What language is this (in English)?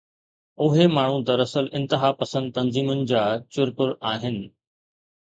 Sindhi